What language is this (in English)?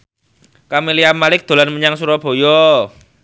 Javanese